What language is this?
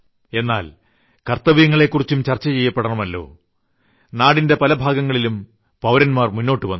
Malayalam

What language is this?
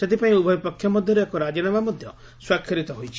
Odia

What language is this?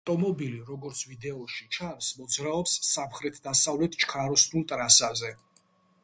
Georgian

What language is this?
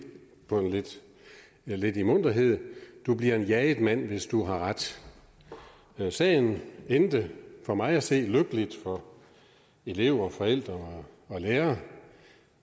Danish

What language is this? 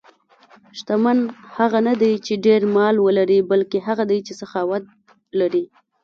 Pashto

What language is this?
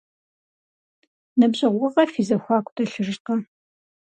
Kabardian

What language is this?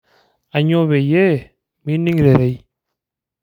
Masai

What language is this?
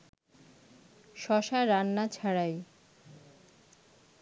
Bangla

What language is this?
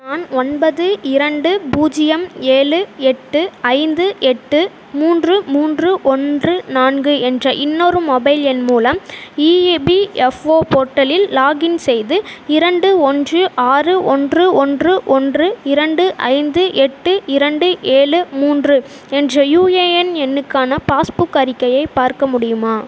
Tamil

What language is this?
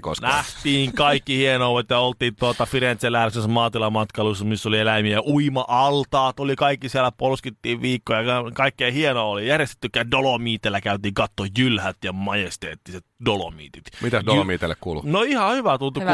Finnish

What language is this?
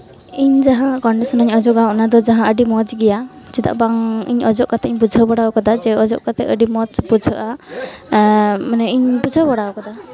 Santali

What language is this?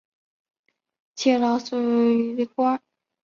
Chinese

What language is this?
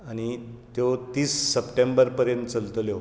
Konkani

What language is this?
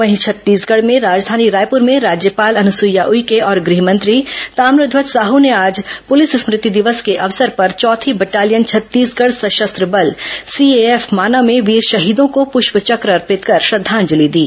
Hindi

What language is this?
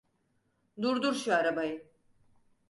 Turkish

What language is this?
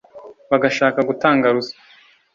Kinyarwanda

